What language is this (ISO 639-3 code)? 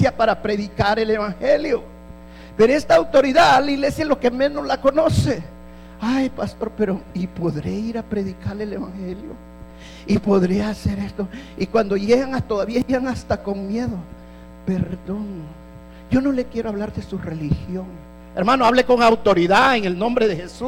spa